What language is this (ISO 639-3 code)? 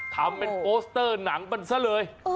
tha